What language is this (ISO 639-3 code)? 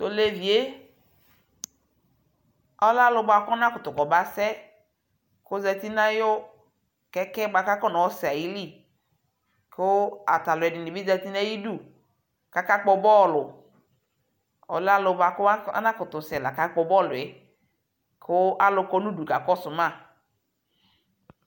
kpo